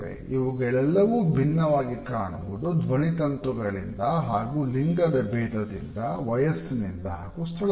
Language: Kannada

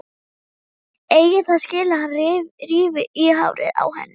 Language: Icelandic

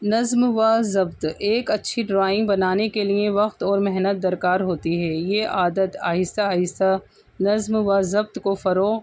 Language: Urdu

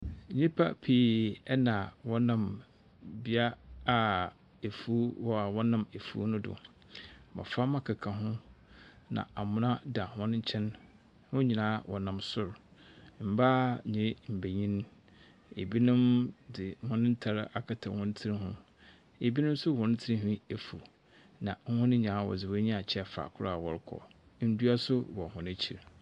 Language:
Akan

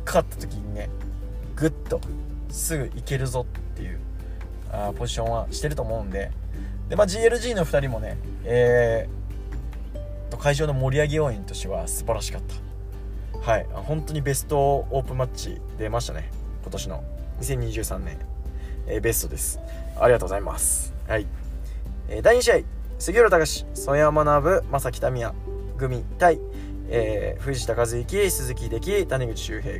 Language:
Japanese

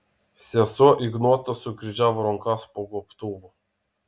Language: Lithuanian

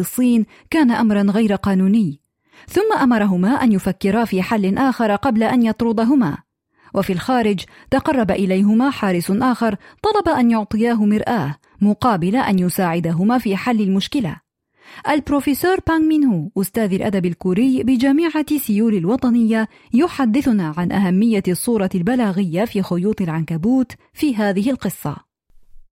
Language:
Arabic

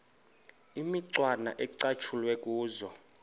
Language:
Xhosa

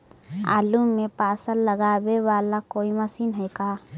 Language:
Magahi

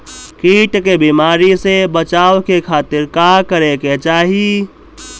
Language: Bhojpuri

